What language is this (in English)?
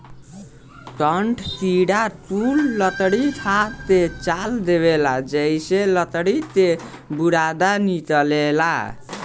Bhojpuri